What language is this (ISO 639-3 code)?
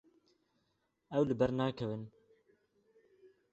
kur